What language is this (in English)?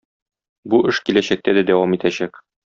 Tatar